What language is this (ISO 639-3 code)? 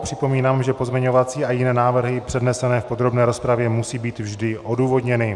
ces